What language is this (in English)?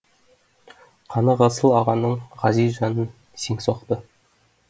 Kazakh